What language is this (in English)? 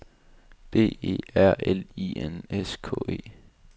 Danish